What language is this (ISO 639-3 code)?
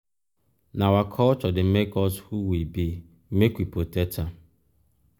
pcm